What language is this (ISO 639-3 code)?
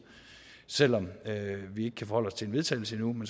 dan